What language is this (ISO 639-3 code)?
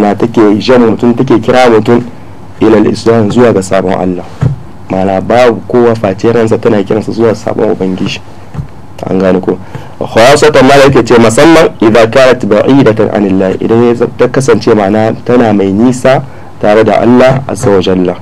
ara